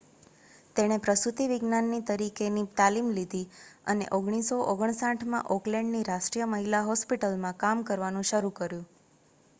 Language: Gujarati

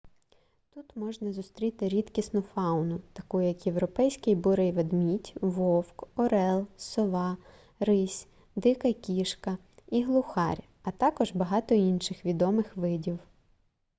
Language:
Ukrainian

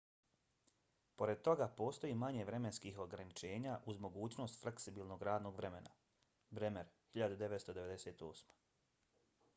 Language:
Bosnian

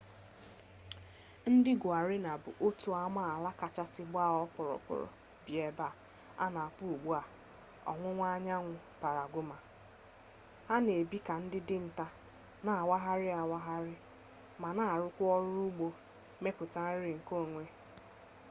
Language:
Igbo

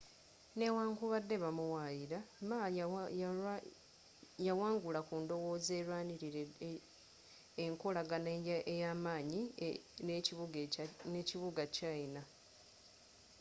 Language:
Ganda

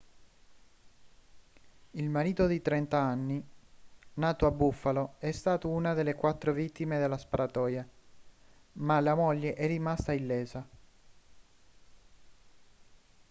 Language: Italian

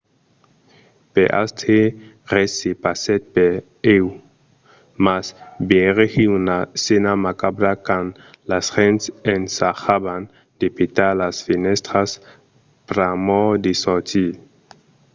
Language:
Occitan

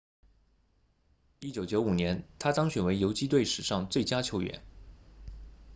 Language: Chinese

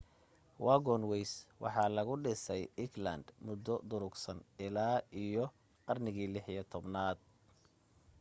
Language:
Somali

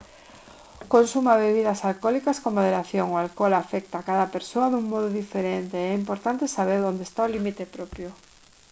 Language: Galician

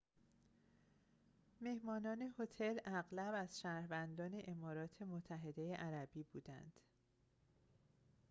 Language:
Persian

